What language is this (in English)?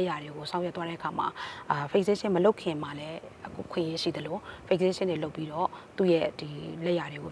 Indonesian